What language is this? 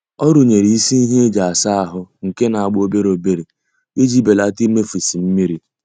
Igbo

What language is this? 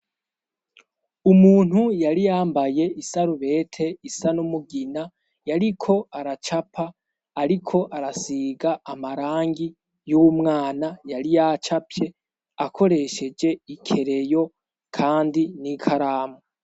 Rundi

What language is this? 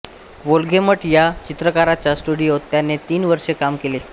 Marathi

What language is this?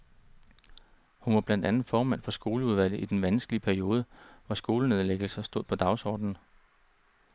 Danish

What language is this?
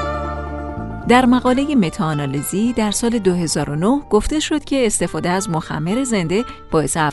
Persian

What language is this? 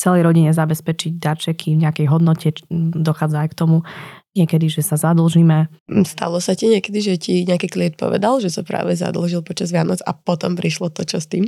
Slovak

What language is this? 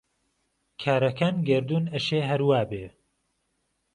Central Kurdish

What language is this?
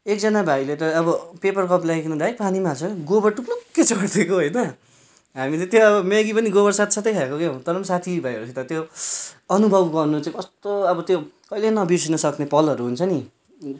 Nepali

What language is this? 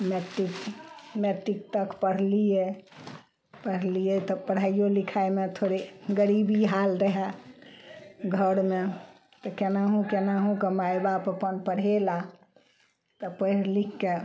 Maithili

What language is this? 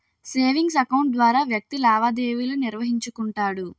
Telugu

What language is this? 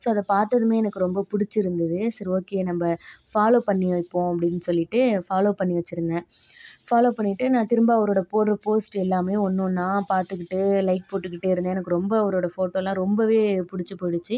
Tamil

